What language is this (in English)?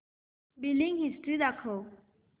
Marathi